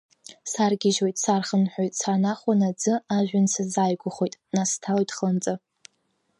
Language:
Abkhazian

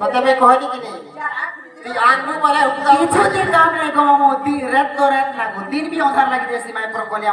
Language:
Thai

